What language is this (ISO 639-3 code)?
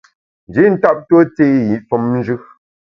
bax